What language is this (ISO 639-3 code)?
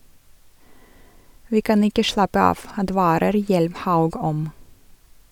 nor